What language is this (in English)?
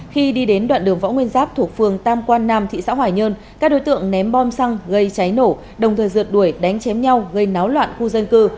Vietnamese